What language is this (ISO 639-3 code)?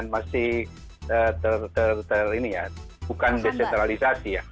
ind